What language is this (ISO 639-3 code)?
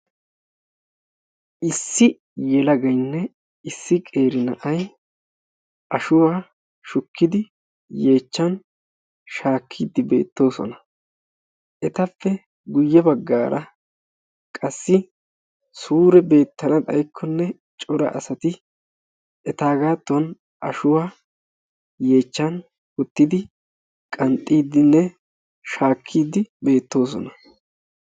wal